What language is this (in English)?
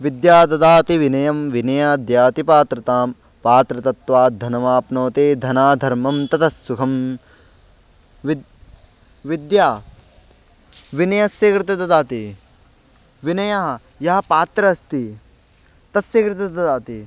Sanskrit